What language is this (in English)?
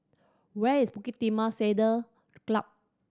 English